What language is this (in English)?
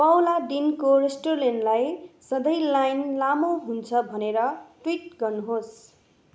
Nepali